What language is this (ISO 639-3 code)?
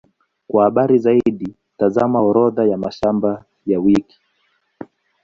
swa